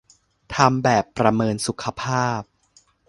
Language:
Thai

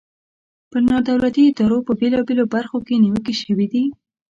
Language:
Pashto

